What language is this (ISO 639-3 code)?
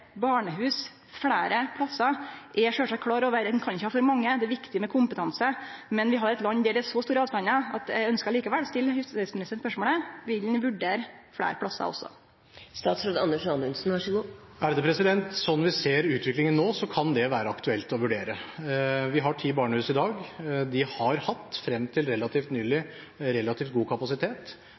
nor